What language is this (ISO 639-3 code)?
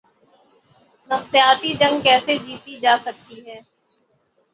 urd